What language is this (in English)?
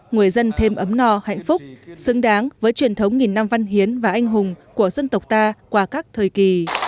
Vietnamese